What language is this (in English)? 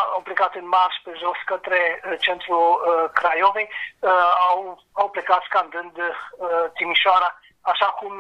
Romanian